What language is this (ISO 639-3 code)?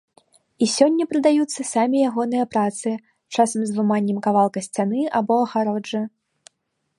bel